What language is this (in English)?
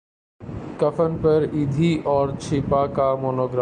Urdu